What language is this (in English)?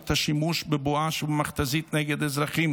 Hebrew